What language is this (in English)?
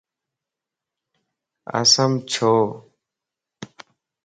Lasi